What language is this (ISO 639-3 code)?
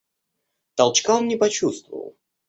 rus